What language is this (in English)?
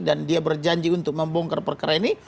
Indonesian